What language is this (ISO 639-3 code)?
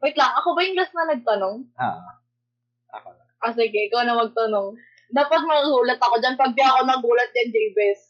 fil